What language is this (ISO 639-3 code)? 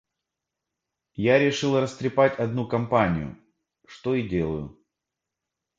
rus